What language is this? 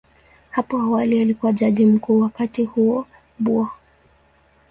Swahili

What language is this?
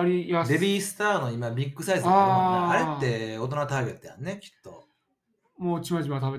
Japanese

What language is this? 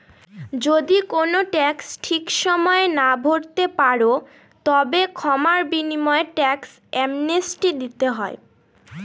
Bangla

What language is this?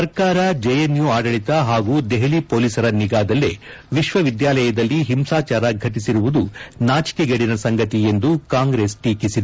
Kannada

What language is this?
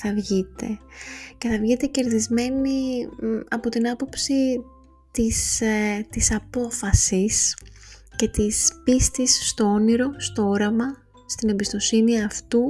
Greek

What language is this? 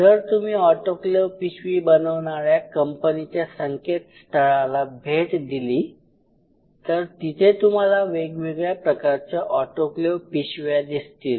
Marathi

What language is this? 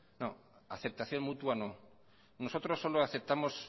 Spanish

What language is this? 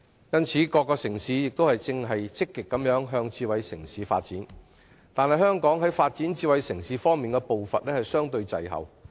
Cantonese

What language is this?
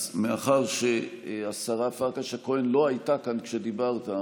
Hebrew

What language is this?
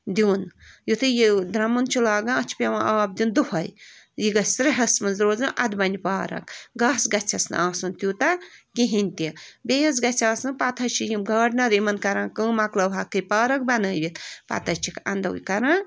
Kashmiri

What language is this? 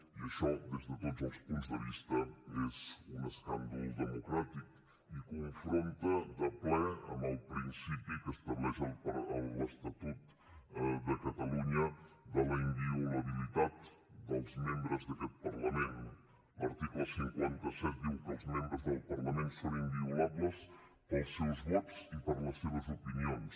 Catalan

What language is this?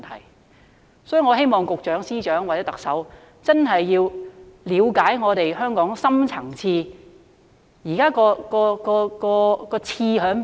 Cantonese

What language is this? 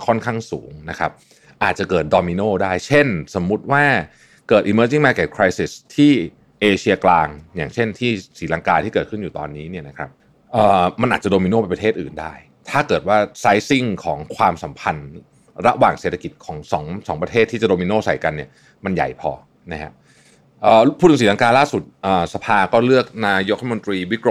Thai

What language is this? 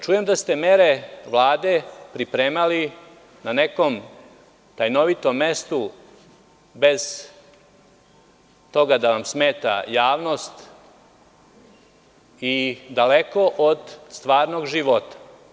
Serbian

